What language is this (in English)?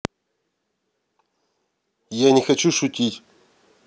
Russian